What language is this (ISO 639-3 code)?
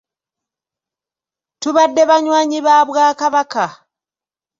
lug